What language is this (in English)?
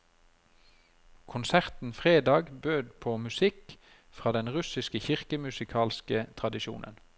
Norwegian